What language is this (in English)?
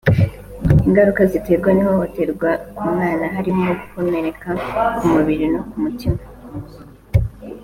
Kinyarwanda